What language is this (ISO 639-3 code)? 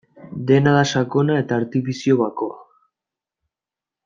eus